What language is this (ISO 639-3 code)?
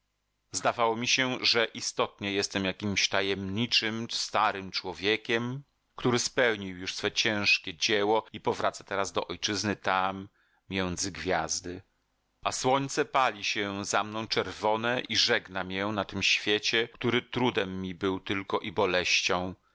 pol